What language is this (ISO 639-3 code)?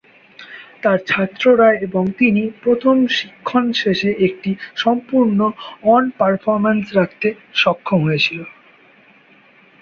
ben